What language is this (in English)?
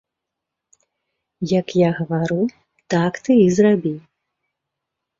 Belarusian